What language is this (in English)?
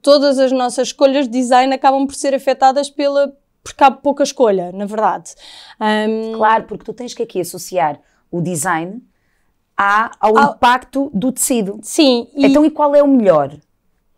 Portuguese